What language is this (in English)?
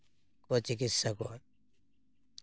Santali